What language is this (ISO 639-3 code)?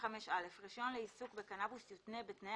heb